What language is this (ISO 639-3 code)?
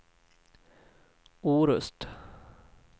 swe